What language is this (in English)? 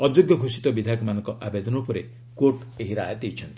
Odia